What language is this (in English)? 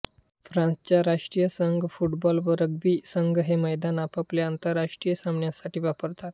Marathi